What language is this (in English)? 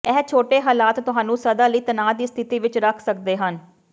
Punjabi